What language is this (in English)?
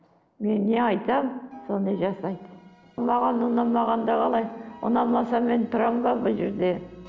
Kazakh